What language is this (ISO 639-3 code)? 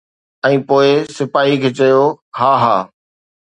snd